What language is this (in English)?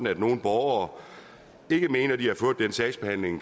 Danish